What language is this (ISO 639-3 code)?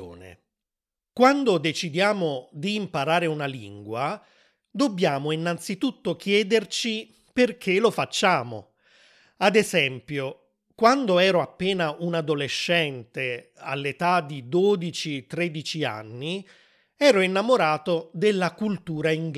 ita